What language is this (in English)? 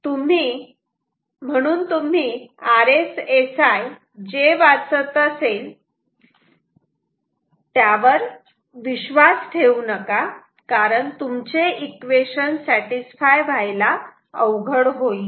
Marathi